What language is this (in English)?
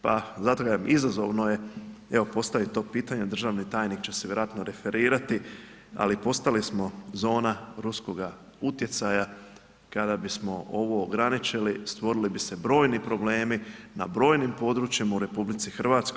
Croatian